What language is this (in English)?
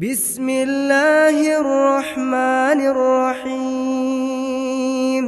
Punjabi